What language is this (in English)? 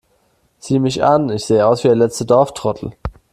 German